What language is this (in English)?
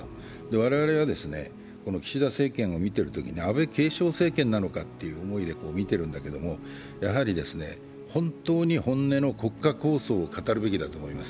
Japanese